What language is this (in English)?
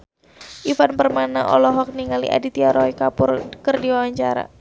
Sundanese